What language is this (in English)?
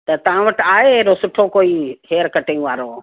Sindhi